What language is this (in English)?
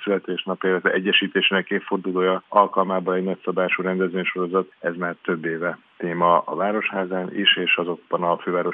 Hungarian